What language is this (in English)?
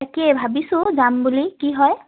Assamese